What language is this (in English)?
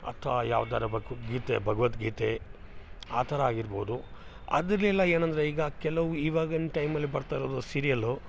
Kannada